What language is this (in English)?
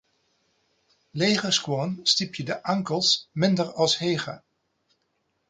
Western Frisian